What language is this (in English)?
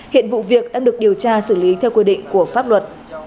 Vietnamese